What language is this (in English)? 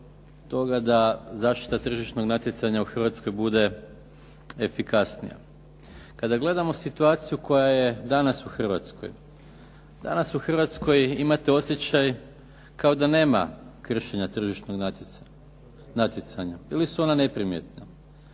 Croatian